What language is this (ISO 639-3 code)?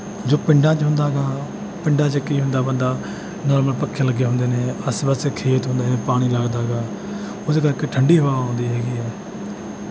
pan